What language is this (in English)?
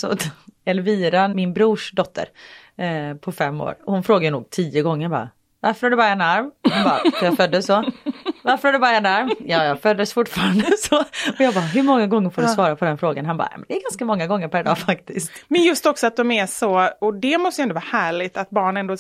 Swedish